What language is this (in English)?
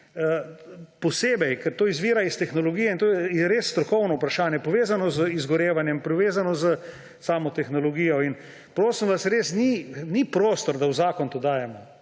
Slovenian